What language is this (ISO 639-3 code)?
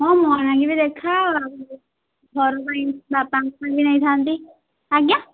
ori